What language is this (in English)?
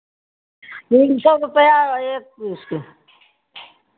Hindi